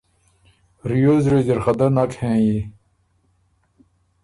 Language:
Ormuri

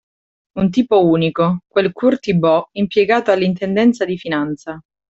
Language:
Italian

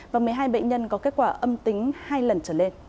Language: Vietnamese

